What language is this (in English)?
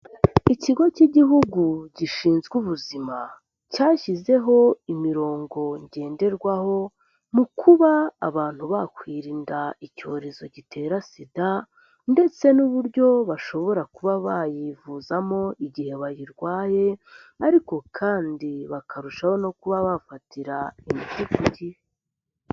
Kinyarwanda